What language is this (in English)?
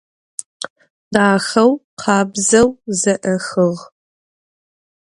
Adyghe